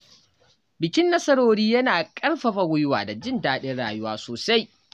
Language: Hausa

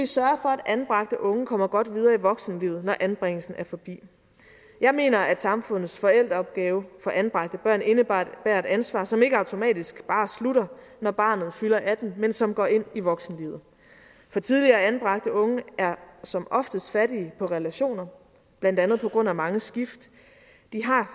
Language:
Danish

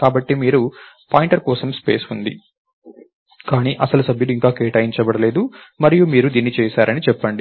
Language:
Telugu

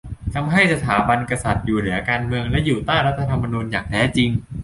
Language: Thai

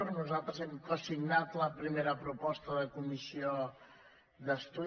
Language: Catalan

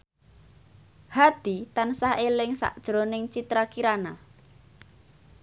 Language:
Javanese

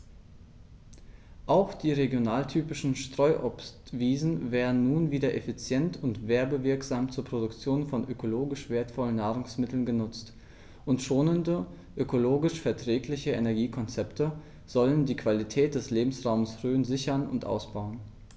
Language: German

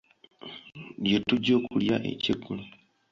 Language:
Ganda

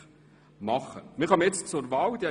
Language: Swiss German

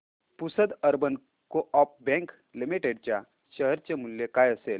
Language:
Marathi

